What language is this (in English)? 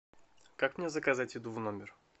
Russian